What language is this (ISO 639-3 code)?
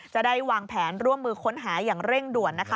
tha